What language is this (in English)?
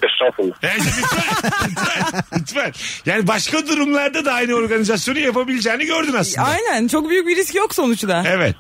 Turkish